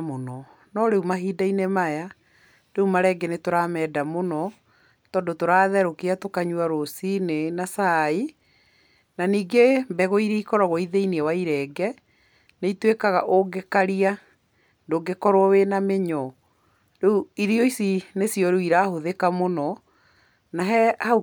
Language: Kikuyu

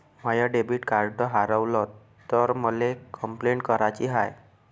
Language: Marathi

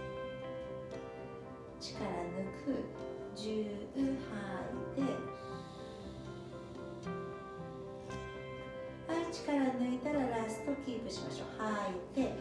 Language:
Japanese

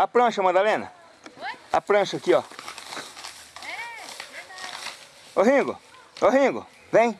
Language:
Portuguese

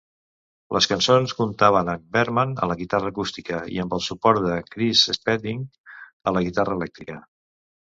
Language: Catalan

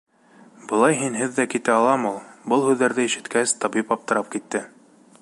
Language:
Bashkir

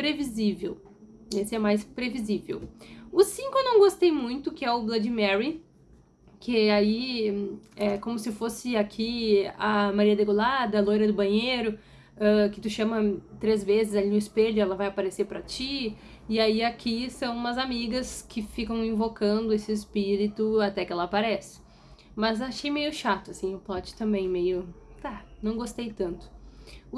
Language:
Portuguese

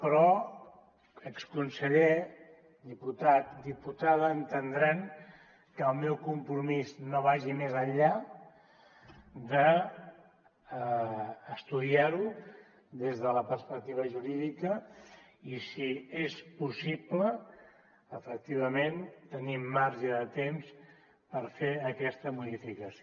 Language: Catalan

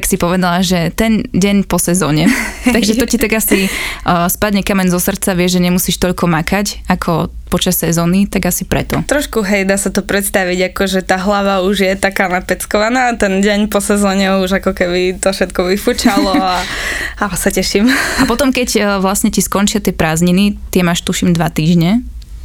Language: Slovak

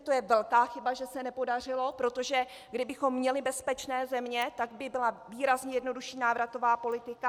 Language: Czech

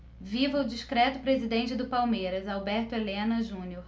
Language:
Portuguese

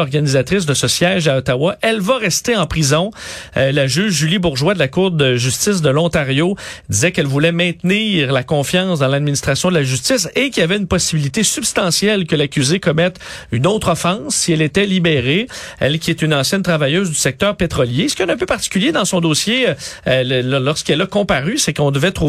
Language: French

